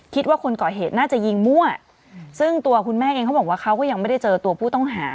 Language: Thai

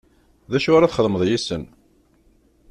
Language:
Kabyle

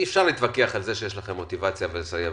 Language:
Hebrew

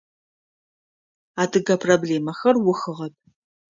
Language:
Adyghe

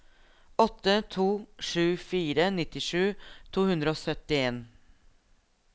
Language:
Norwegian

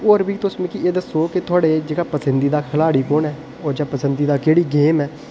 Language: Dogri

